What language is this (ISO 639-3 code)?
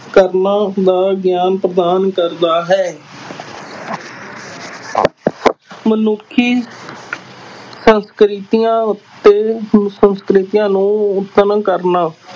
pan